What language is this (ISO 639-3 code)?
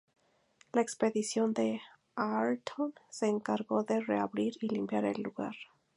spa